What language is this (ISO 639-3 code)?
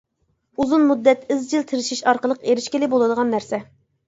uig